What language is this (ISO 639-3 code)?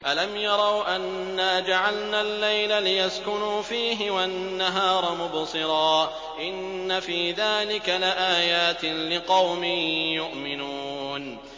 ara